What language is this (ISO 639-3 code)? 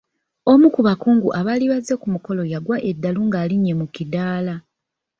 lug